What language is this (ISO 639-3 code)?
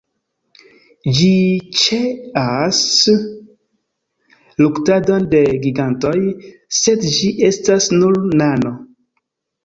epo